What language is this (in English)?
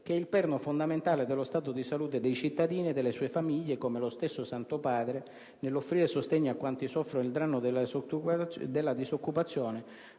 Italian